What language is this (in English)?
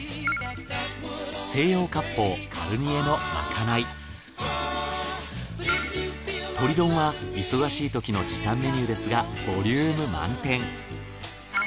Japanese